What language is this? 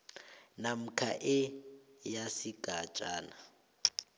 South Ndebele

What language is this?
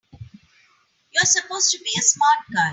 English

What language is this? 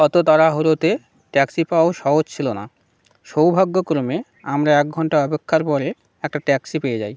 Bangla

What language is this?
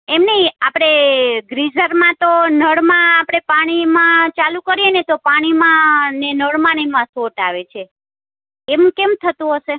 Gujarati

